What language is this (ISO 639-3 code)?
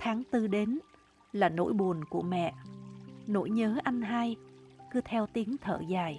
vie